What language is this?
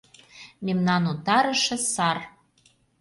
Mari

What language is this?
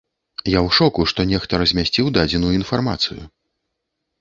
Belarusian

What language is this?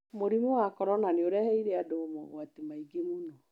Kikuyu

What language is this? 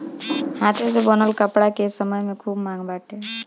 Bhojpuri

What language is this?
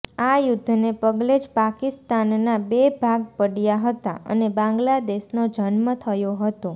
Gujarati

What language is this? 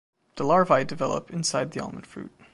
English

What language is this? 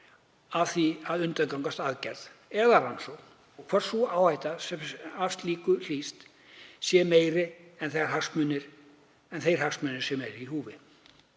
Icelandic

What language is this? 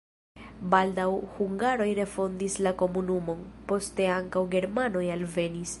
Esperanto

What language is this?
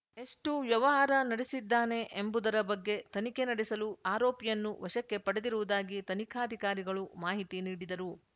Kannada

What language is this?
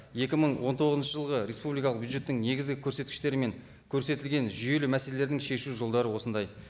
Kazakh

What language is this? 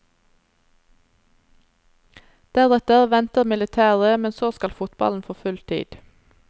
Norwegian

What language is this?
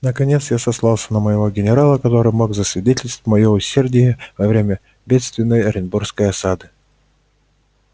Russian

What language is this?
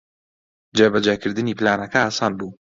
Central Kurdish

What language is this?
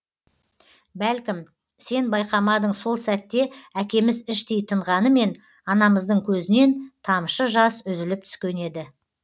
Kazakh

